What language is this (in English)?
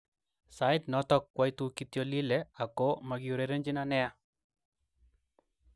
Kalenjin